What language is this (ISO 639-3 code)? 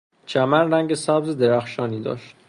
fas